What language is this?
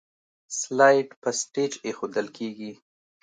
Pashto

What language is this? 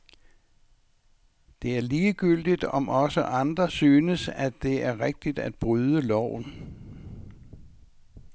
Danish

